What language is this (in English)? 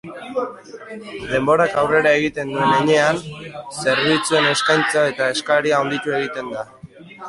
Basque